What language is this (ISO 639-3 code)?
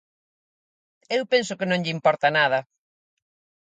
glg